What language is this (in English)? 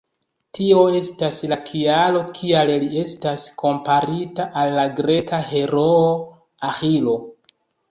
Esperanto